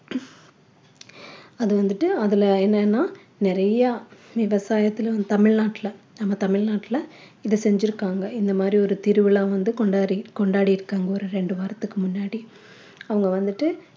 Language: Tamil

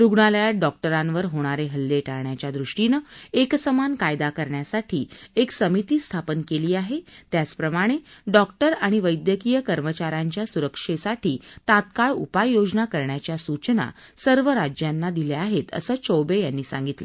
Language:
Marathi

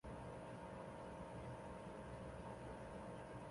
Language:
Chinese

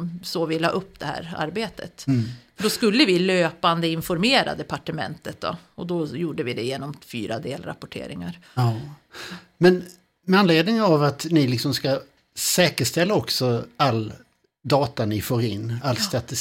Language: Swedish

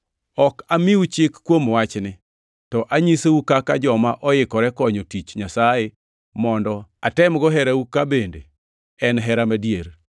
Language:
Luo (Kenya and Tanzania)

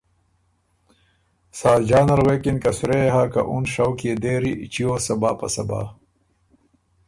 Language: Ormuri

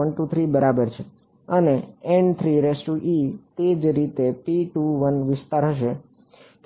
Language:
Gujarati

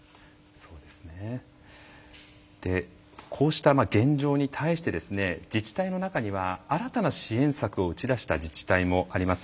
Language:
Japanese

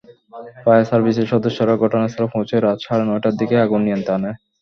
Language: Bangla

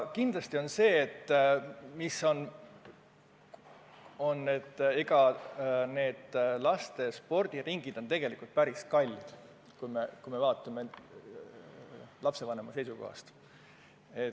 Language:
Estonian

